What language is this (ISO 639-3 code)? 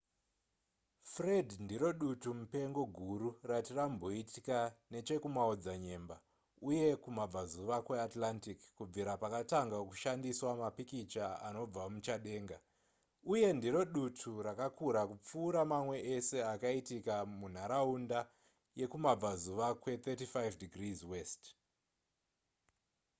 sna